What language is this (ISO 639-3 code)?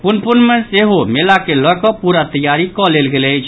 mai